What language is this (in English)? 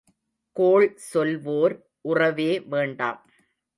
Tamil